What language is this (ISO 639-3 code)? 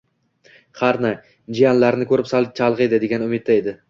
uzb